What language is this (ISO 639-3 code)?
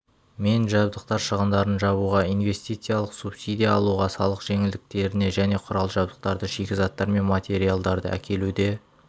kaz